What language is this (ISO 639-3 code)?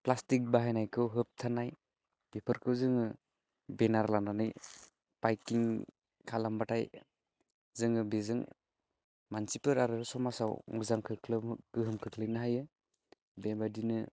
brx